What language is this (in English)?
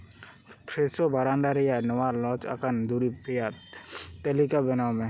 Santali